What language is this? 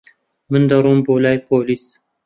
Central Kurdish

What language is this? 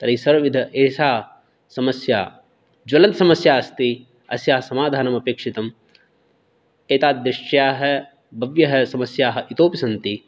Sanskrit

